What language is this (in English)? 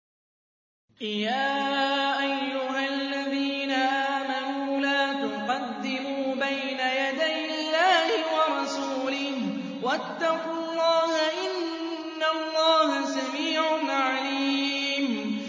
Arabic